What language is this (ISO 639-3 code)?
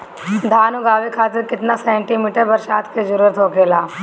bho